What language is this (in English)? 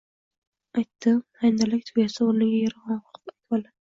Uzbek